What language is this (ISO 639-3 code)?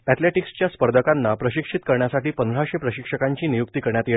mar